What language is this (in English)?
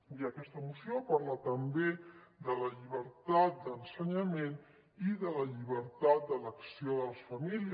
Catalan